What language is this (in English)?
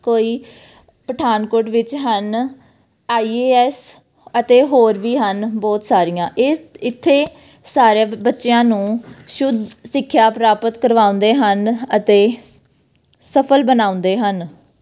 Punjabi